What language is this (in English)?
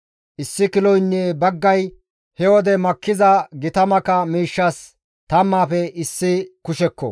Gamo